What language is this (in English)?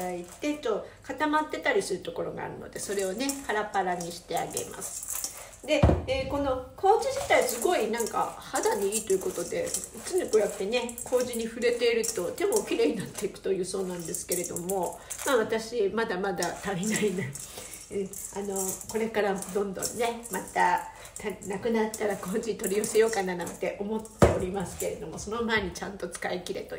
Japanese